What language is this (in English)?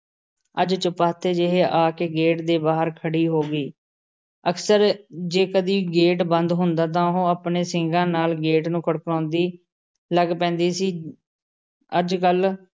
Punjabi